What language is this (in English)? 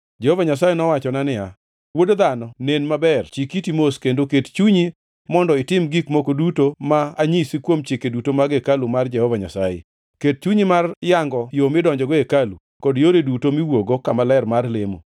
Luo (Kenya and Tanzania)